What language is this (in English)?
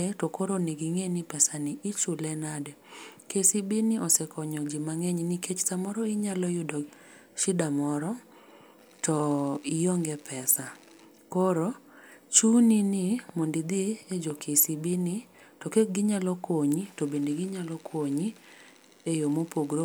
Luo (Kenya and Tanzania)